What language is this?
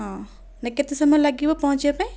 Odia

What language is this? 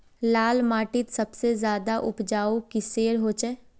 Magahi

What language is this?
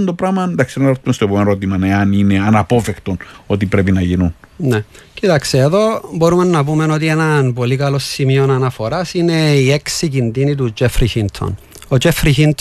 Greek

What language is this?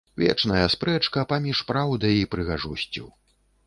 Belarusian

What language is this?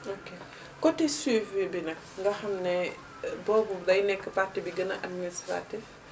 Wolof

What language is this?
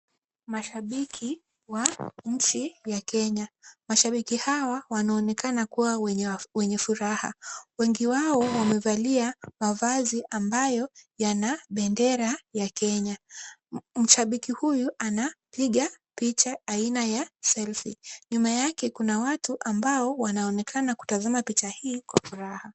Swahili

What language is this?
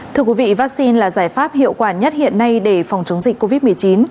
Vietnamese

